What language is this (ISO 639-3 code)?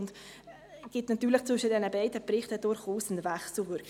gsw